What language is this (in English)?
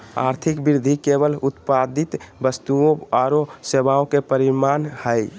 Magahi